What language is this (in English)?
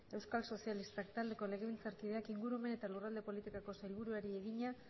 Basque